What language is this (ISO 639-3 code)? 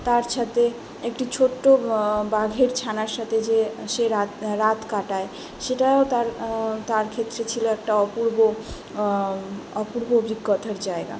ben